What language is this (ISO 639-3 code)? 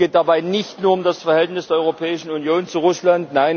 deu